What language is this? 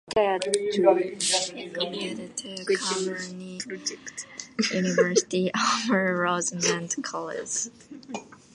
English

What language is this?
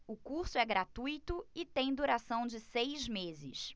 Portuguese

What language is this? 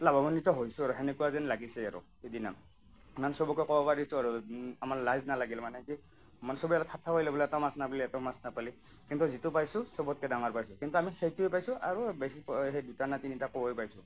Assamese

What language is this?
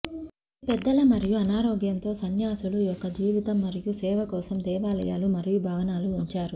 Telugu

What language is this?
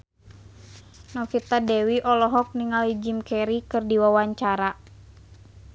Sundanese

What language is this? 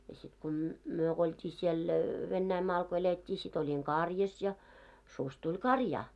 Finnish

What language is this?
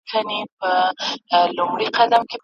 Pashto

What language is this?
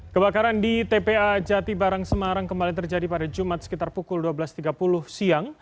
Indonesian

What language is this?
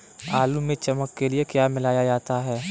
Hindi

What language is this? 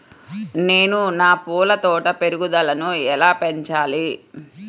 Telugu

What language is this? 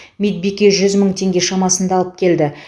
Kazakh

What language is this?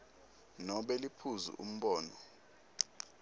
Swati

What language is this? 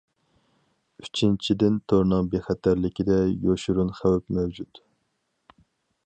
Uyghur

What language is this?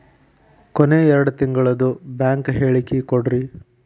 Kannada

